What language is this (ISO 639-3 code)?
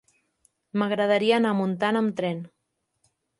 cat